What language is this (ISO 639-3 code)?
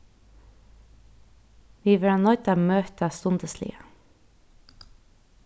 fao